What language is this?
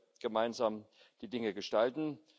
German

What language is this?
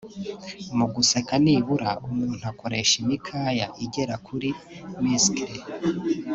Kinyarwanda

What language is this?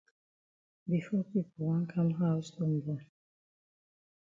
Cameroon Pidgin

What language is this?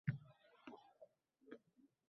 Uzbek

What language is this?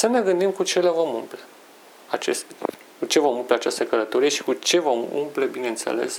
Romanian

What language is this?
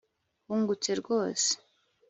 Kinyarwanda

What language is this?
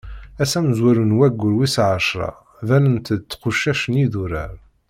Kabyle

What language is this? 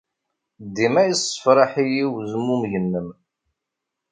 Kabyle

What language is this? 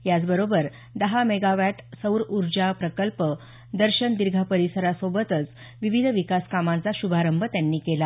Marathi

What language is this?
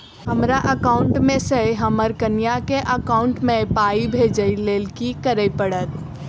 Maithili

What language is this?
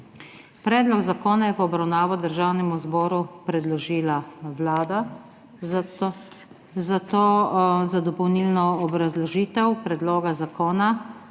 Slovenian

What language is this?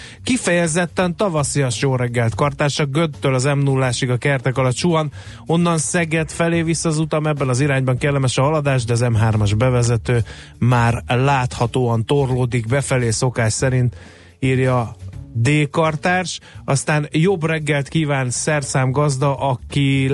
Hungarian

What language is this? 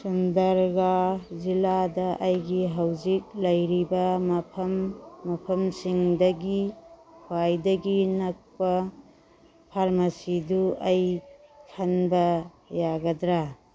Manipuri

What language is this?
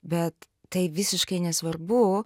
Lithuanian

